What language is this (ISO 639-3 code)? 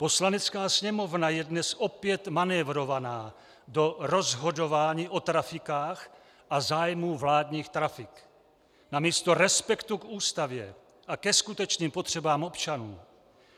ces